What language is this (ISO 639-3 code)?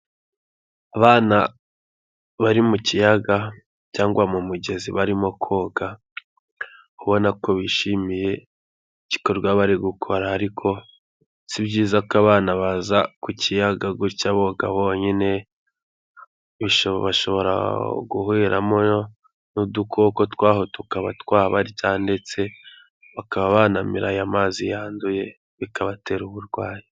kin